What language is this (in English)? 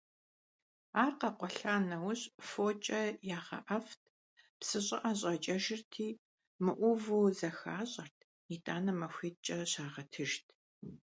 Kabardian